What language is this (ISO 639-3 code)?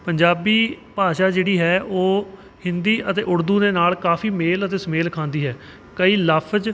pan